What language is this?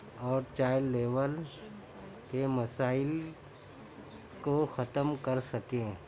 Urdu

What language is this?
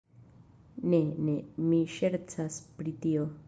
Esperanto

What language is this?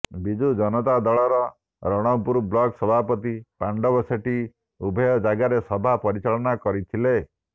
Odia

